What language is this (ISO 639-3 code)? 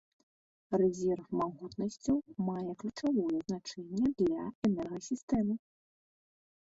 bel